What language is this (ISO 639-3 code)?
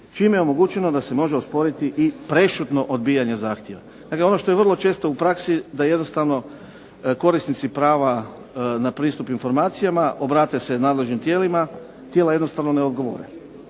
hrv